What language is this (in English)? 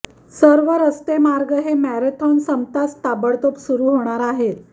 Marathi